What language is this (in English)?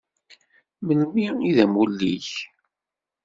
Kabyle